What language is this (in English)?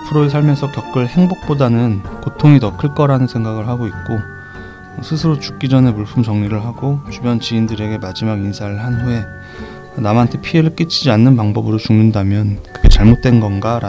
Korean